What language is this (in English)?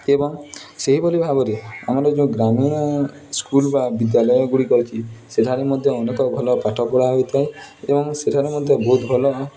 Odia